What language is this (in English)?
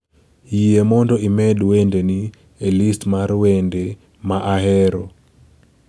Luo (Kenya and Tanzania)